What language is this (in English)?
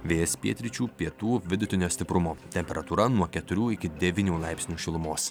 Lithuanian